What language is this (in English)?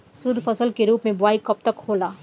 Bhojpuri